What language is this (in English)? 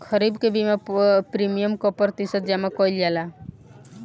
Bhojpuri